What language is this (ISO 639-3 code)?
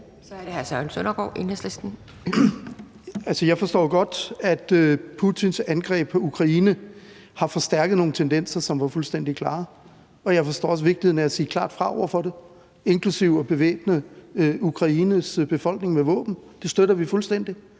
dan